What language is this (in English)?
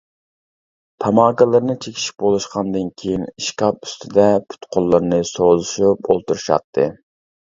Uyghur